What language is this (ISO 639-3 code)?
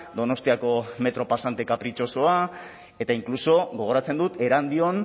eus